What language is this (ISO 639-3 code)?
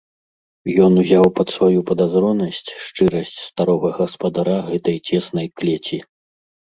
bel